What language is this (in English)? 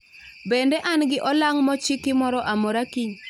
Luo (Kenya and Tanzania)